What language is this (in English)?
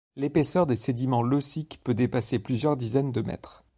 French